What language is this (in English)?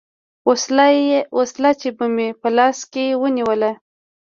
Pashto